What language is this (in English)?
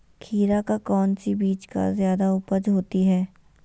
Magahi